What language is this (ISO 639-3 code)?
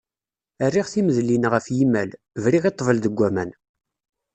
kab